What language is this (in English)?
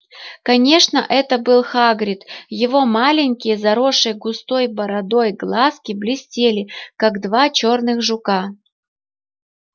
Russian